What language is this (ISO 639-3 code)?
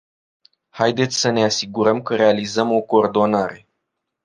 ron